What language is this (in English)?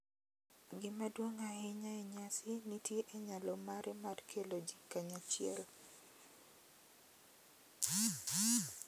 Luo (Kenya and Tanzania)